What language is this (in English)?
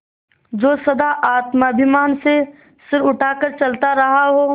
Hindi